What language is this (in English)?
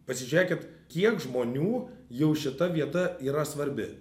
Lithuanian